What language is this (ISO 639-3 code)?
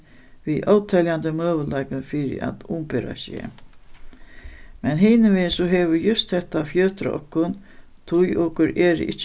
fao